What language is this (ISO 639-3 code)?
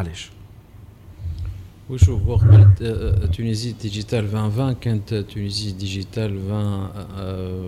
ara